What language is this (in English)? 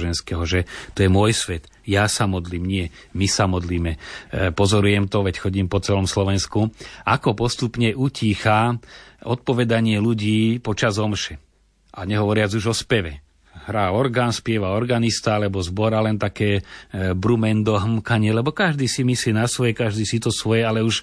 Slovak